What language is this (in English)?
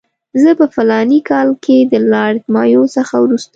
Pashto